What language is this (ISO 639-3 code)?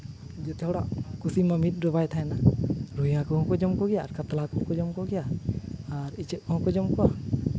sat